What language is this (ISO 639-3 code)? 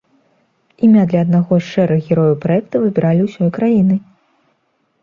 bel